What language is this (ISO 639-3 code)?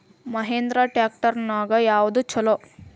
kan